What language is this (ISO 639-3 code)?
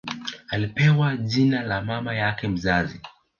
swa